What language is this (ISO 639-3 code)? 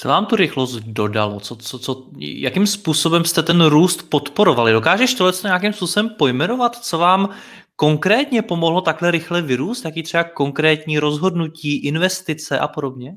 ces